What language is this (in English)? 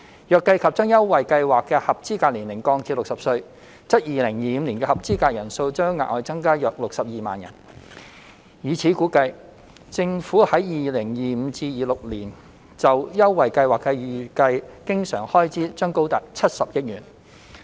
Cantonese